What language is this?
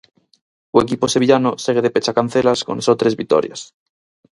Galician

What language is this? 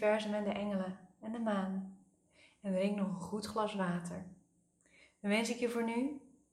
Dutch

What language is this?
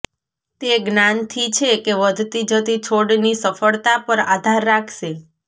Gujarati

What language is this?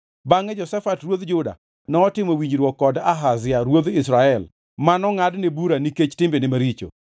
Luo (Kenya and Tanzania)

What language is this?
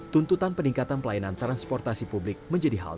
Indonesian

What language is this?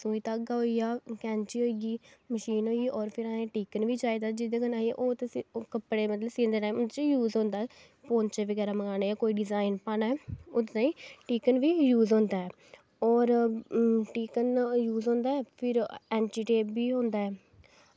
Dogri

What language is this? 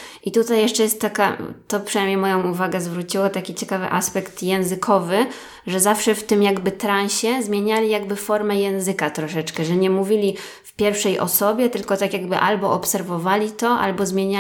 Polish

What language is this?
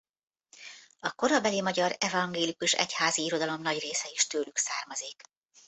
Hungarian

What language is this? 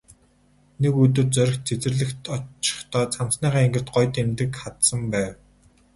Mongolian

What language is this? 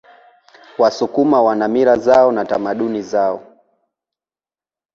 Swahili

